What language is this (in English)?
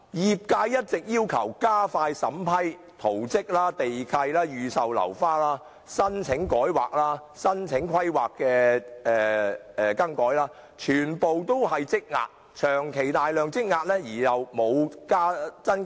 Cantonese